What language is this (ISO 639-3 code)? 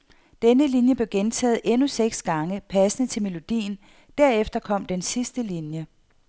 dan